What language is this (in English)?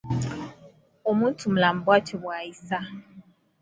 Ganda